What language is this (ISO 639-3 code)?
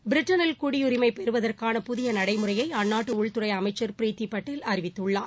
tam